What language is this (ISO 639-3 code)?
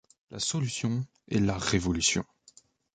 fra